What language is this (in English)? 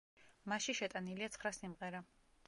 Georgian